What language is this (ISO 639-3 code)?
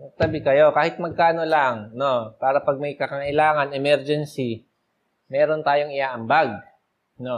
fil